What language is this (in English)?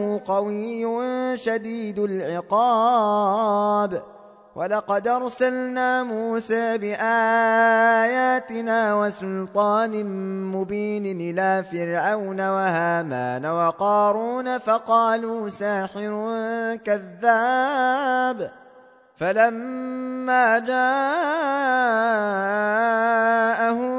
Arabic